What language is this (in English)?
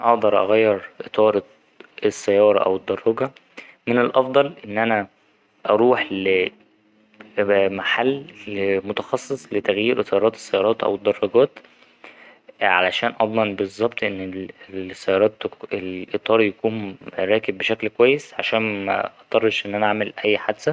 Egyptian Arabic